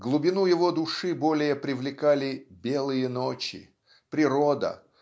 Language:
Russian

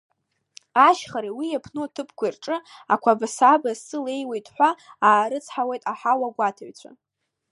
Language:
Abkhazian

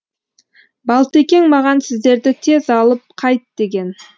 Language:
Kazakh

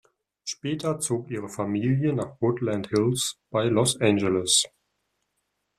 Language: German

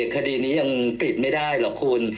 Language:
Thai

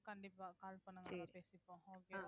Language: Tamil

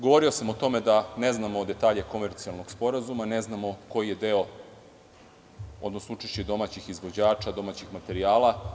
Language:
Serbian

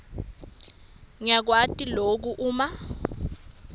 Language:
Swati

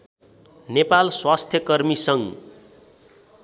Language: Nepali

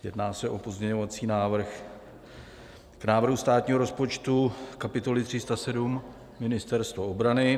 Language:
Czech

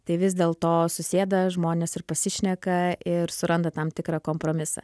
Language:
Lithuanian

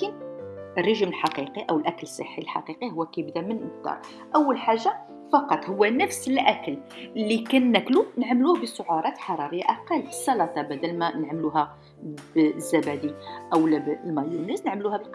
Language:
Arabic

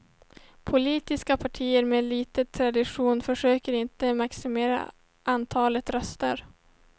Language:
Swedish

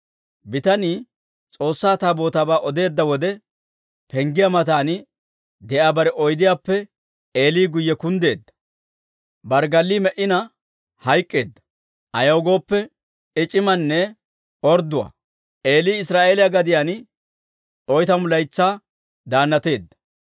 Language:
Dawro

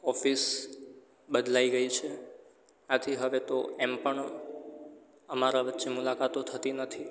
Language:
Gujarati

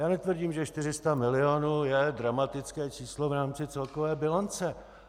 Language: Czech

